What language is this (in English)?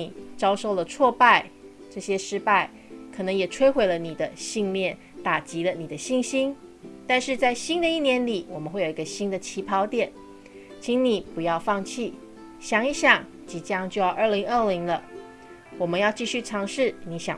Chinese